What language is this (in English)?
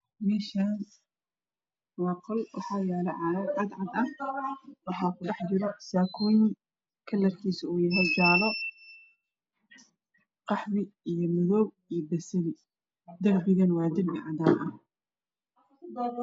Somali